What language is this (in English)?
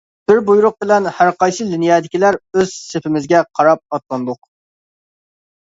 Uyghur